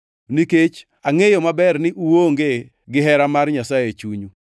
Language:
Luo (Kenya and Tanzania)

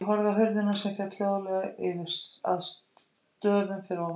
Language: Icelandic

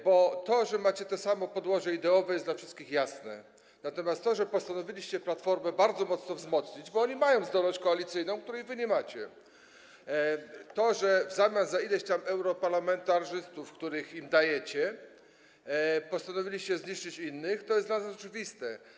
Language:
Polish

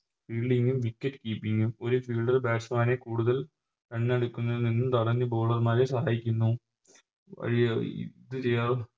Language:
Malayalam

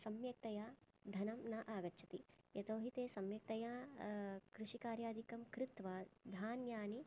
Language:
Sanskrit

